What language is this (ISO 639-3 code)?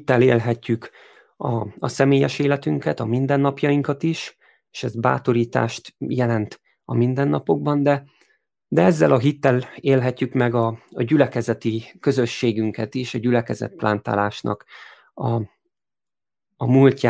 hun